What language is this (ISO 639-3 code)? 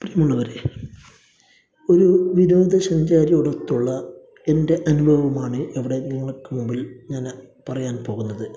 mal